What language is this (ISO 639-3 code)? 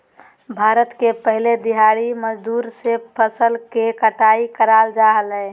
mag